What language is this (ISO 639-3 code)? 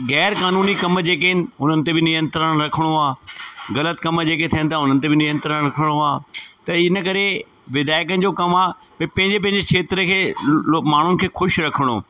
snd